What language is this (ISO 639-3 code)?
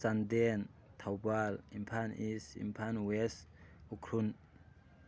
mni